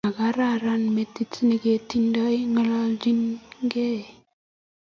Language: Kalenjin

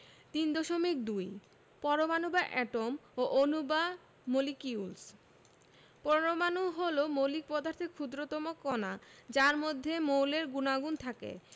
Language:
Bangla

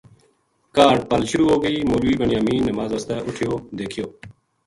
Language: Gujari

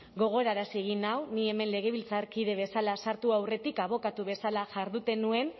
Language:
Basque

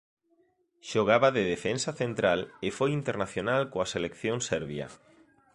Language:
Galician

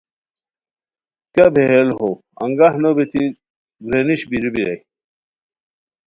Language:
Khowar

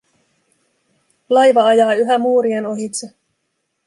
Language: Finnish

